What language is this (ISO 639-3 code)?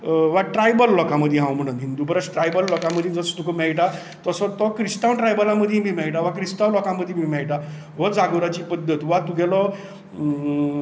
kok